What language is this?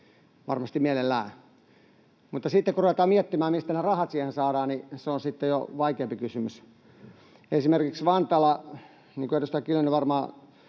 Finnish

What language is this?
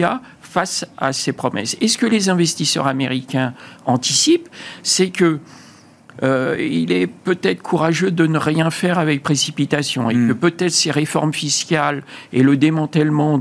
French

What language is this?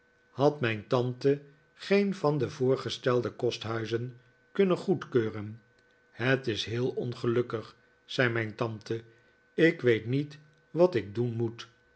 Dutch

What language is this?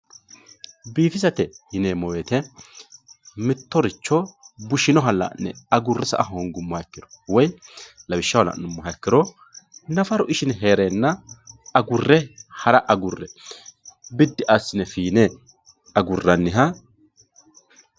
Sidamo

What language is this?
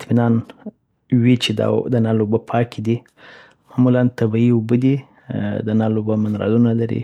Southern Pashto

